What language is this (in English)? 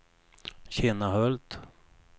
Swedish